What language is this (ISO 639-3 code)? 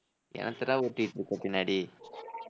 tam